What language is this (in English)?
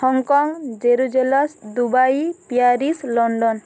Odia